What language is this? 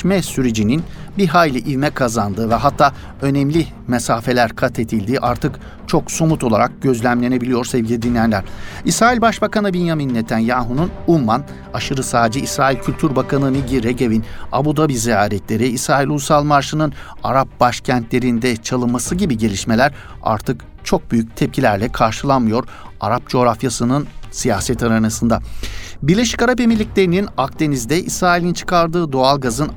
Turkish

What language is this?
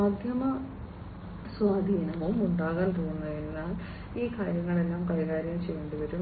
Malayalam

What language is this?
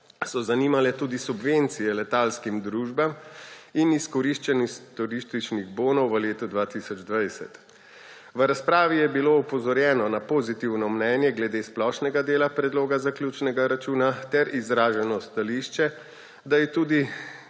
Slovenian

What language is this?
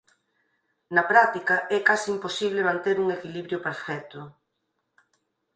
Galician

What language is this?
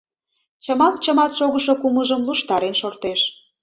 Mari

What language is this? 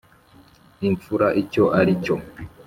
Kinyarwanda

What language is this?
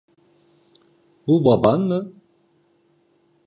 Turkish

